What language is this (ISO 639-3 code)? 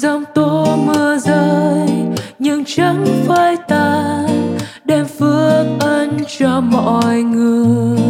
vie